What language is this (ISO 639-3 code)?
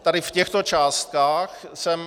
ces